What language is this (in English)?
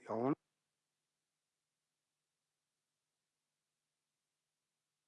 Turkish